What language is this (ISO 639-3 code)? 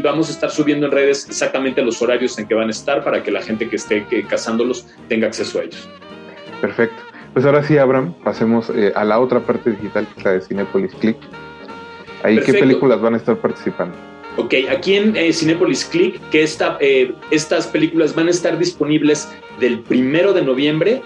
spa